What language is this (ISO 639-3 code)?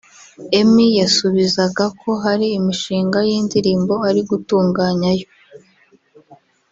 kin